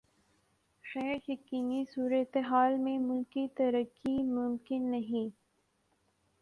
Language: Urdu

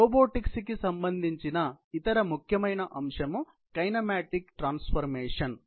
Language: Telugu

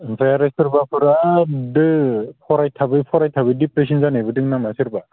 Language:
Bodo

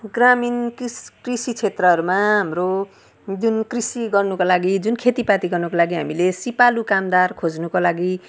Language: Nepali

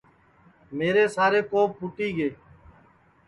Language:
Sansi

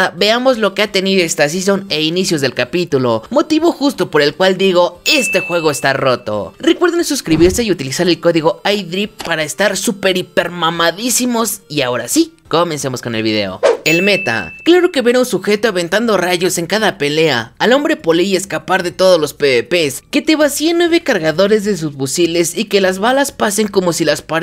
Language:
Spanish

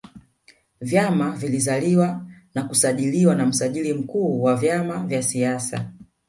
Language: Swahili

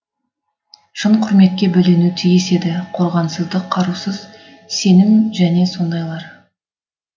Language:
Kazakh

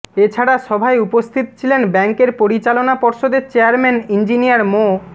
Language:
Bangla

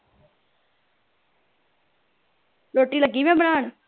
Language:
Punjabi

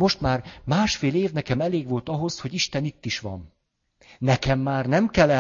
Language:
Hungarian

